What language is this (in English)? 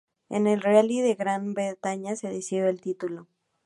Spanish